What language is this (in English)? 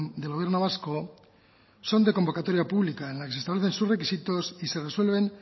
Spanish